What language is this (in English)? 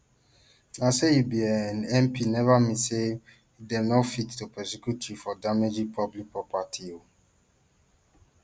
Nigerian Pidgin